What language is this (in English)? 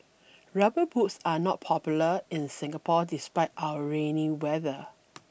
English